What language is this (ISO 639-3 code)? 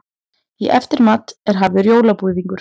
isl